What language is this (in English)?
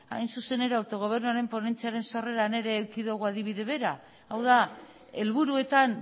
Basque